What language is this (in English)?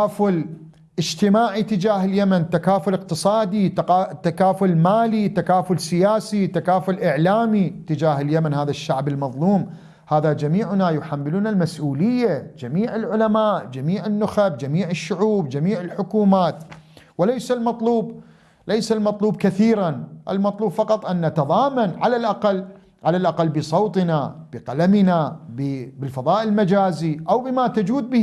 Arabic